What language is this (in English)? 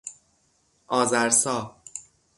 Persian